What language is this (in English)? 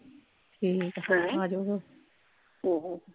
Punjabi